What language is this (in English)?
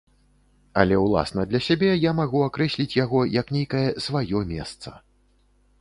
Belarusian